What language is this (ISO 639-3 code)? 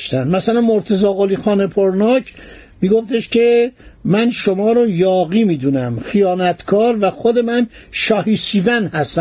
fas